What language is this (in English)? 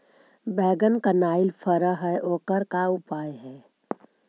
Magahi